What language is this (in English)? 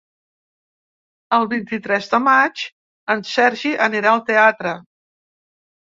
Catalan